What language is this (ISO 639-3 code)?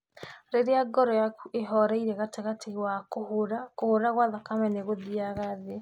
kik